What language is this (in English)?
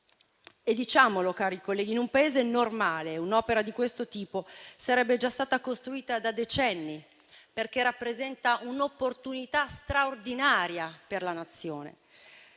Italian